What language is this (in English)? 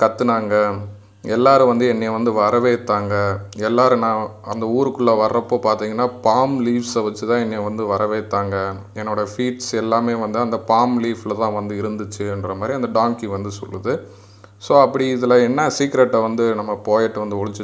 Dutch